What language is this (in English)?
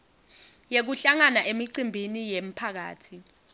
Swati